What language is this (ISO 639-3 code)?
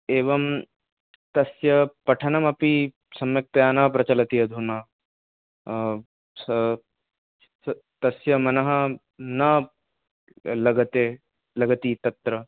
san